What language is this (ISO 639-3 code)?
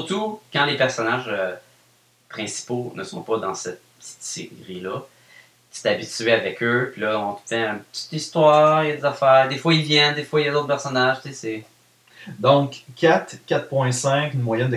fra